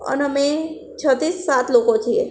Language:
Gujarati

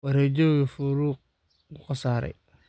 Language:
Somali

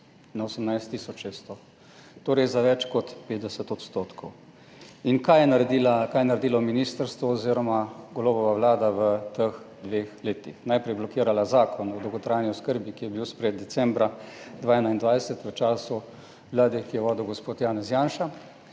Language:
Slovenian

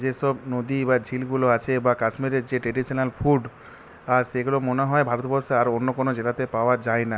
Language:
Bangla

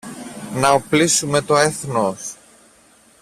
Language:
Greek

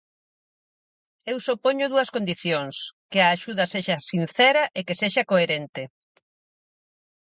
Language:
Galician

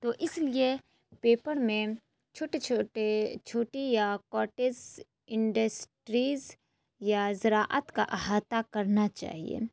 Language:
Urdu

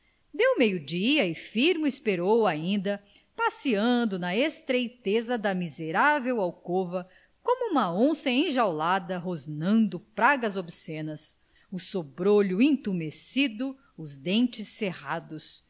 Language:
Portuguese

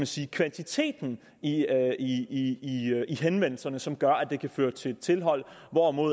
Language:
Danish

